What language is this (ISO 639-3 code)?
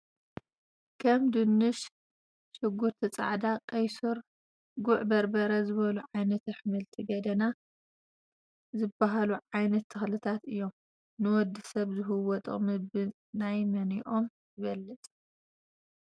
tir